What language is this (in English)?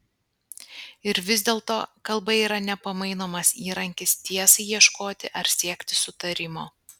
Lithuanian